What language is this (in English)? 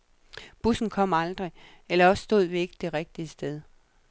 Danish